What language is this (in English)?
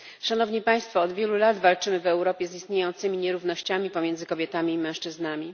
Polish